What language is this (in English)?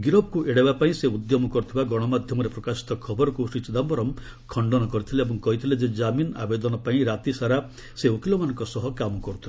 Odia